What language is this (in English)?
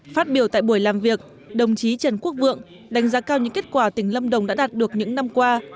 Vietnamese